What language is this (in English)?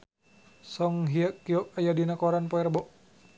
Sundanese